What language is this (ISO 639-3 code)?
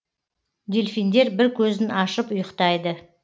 kaz